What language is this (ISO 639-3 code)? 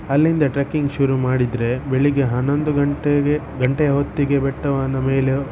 kan